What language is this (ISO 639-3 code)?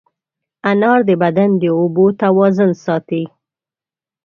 pus